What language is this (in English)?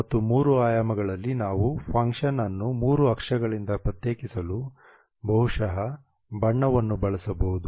Kannada